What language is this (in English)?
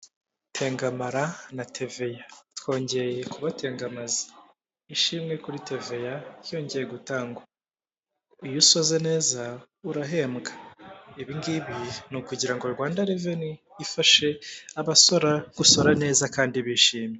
Kinyarwanda